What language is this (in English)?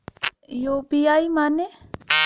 Bhojpuri